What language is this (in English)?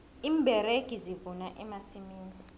South Ndebele